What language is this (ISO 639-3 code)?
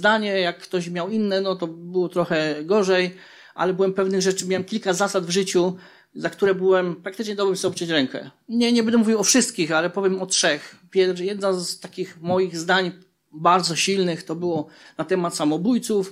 pol